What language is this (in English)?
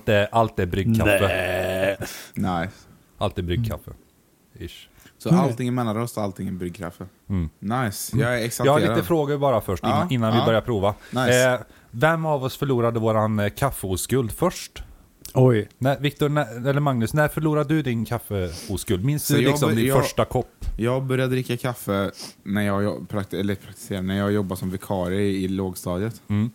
Swedish